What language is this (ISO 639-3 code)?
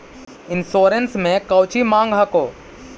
mag